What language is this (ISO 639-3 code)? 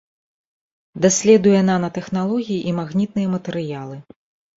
bel